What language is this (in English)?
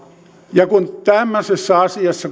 Finnish